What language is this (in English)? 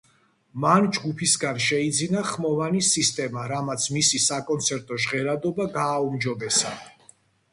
Georgian